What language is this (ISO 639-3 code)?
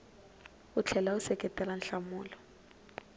tso